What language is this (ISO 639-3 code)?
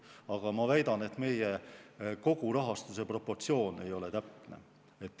est